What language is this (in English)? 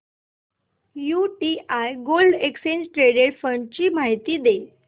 Marathi